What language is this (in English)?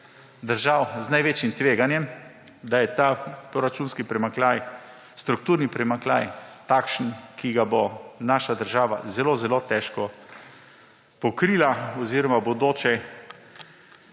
Slovenian